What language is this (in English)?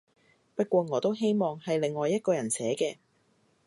Cantonese